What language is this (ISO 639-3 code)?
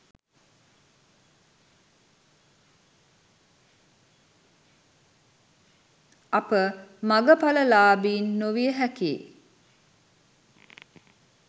sin